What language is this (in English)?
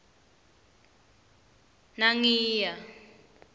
Swati